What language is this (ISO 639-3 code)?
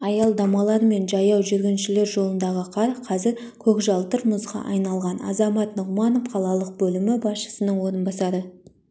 kaz